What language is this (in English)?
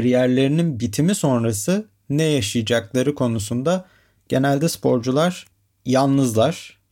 Turkish